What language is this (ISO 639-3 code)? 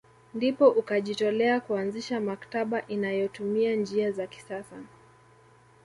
swa